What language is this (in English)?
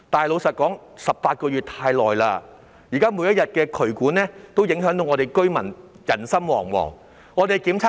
Cantonese